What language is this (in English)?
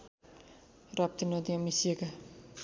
Nepali